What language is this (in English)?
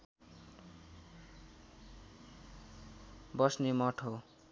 Nepali